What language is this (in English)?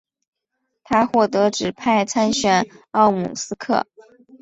Chinese